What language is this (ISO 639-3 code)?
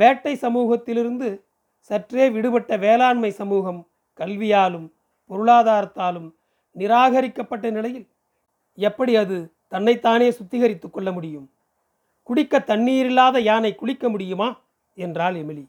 tam